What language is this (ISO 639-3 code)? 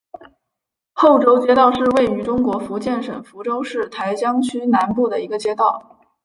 zho